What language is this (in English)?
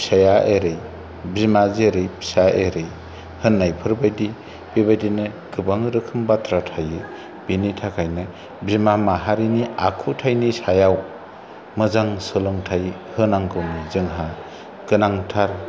Bodo